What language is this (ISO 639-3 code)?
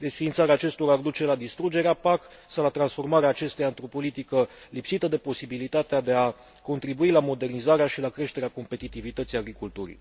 ron